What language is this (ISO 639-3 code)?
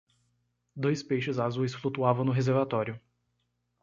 por